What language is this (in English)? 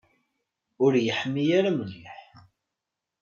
Kabyle